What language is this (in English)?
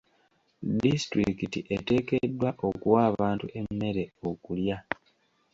Ganda